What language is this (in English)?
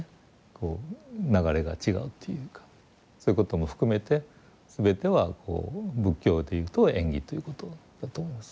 Japanese